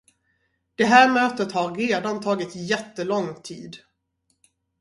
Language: Swedish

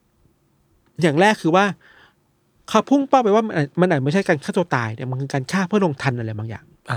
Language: Thai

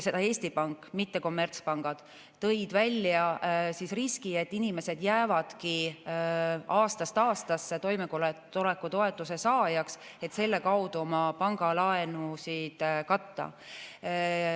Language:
Estonian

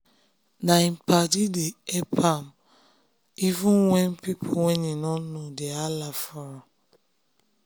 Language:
Nigerian Pidgin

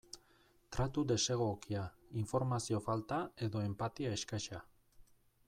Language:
Basque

